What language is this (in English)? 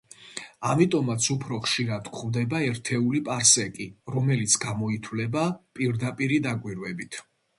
Georgian